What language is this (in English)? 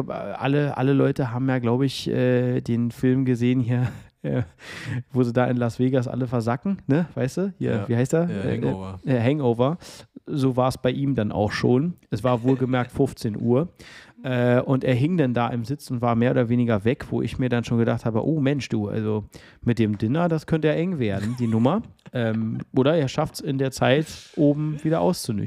German